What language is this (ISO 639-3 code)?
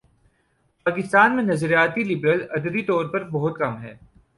urd